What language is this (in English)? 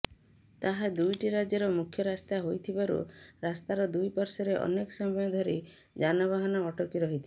Odia